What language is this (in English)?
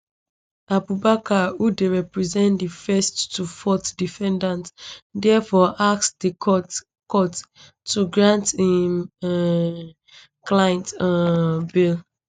Nigerian Pidgin